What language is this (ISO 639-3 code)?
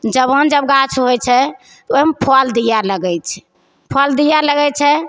mai